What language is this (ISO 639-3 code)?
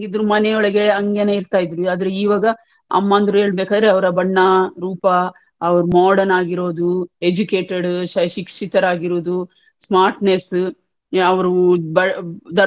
kan